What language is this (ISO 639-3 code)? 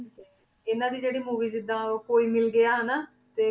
pan